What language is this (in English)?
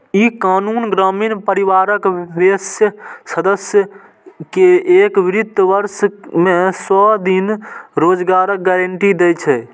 Maithili